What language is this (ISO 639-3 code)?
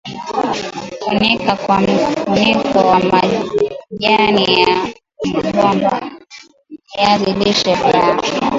swa